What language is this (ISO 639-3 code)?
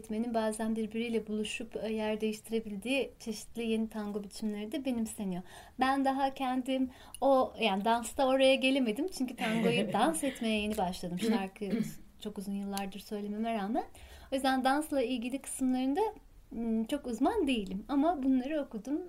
tur